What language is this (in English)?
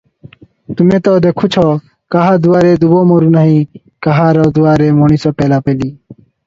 Odia